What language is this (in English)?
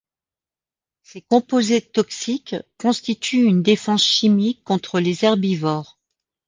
French